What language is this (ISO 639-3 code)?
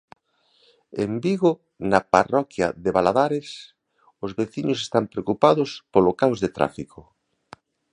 glg